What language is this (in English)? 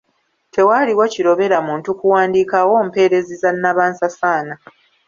Ganda